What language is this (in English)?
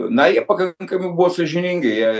Lithuanian